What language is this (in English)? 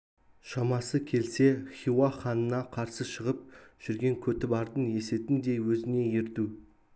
Kazakh